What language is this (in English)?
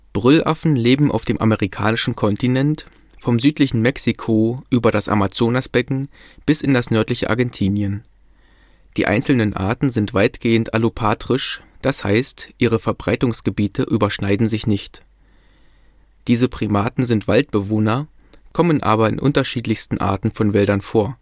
German